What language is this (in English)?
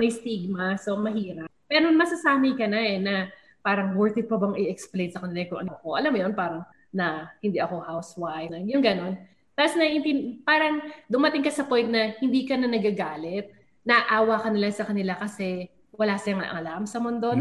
Filipino